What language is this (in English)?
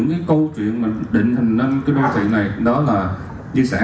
Vietnamese